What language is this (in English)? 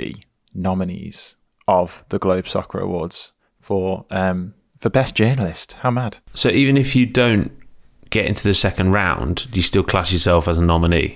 English